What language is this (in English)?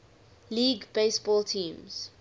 English